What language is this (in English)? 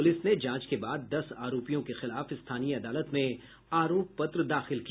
Hindi